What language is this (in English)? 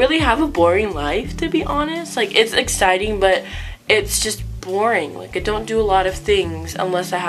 English